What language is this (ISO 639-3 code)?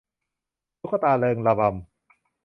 tha